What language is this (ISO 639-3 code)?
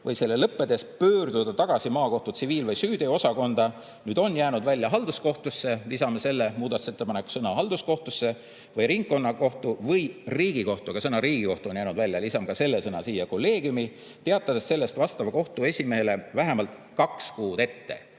est